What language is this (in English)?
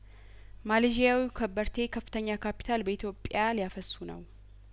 Amharic